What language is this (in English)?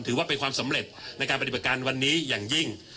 Thai